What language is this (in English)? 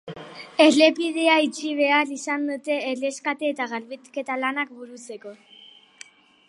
Basque